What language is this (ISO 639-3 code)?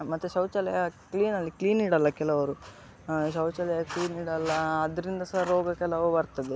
kan